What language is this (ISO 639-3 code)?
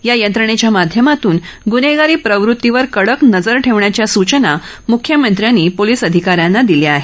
mar